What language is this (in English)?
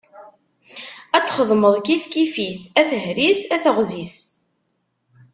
Kabyle